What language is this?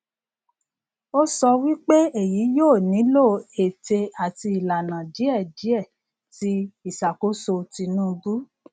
Yoruba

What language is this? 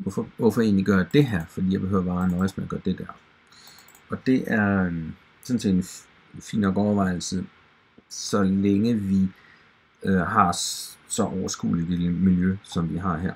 Danish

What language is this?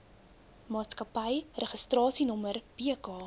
Afrikaans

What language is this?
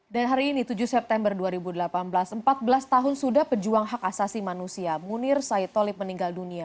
Indonesian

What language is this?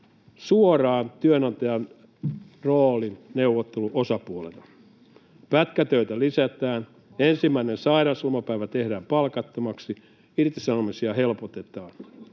Finnish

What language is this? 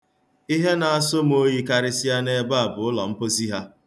Igbo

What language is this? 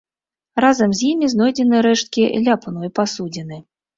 Belarusian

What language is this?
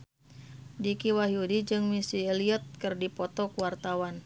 Sundanese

